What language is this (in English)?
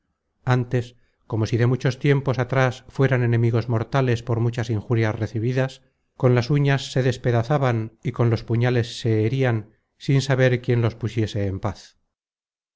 Spanish